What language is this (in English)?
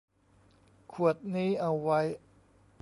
Thai